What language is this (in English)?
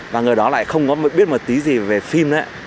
Vietnamese